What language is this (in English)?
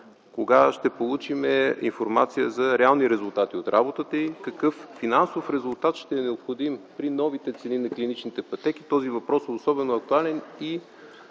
Bulgarian